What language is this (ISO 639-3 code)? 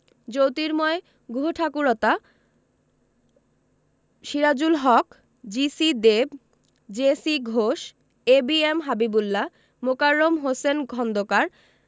ben